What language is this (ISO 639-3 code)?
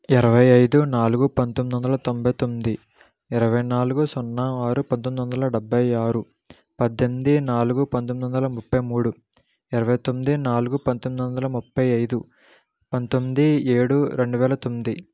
tel